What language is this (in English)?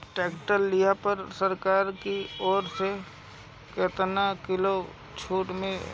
Bhojpuri